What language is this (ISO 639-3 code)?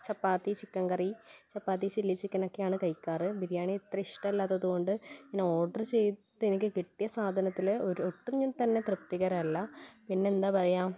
mal